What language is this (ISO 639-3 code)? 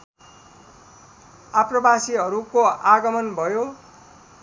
nep